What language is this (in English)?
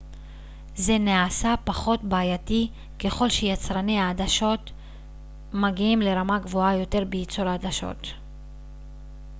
Hebrew